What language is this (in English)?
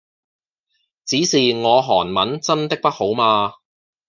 Cantonese